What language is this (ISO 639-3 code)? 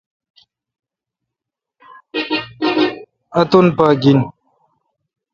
xka